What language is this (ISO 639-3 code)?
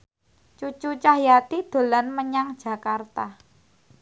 jav